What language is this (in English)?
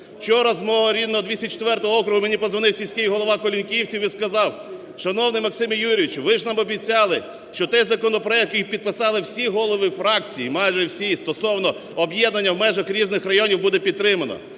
Ukrainian